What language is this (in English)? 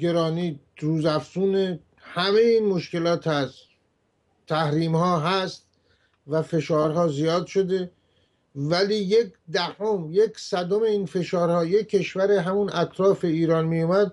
Persian